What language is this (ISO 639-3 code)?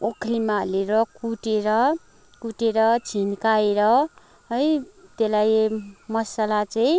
nep